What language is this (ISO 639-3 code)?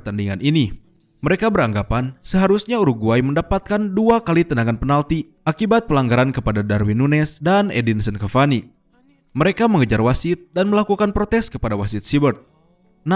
ind